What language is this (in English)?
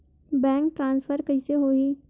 Chhattisgarhi